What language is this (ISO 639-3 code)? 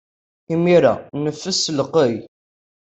kab